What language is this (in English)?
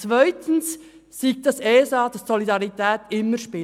Swiss German